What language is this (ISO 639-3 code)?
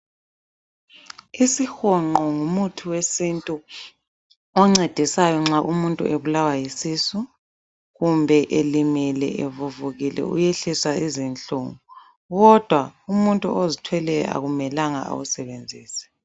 nde